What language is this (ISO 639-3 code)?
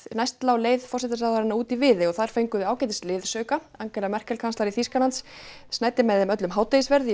isl